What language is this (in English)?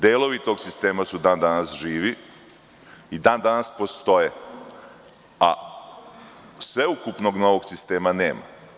Serbian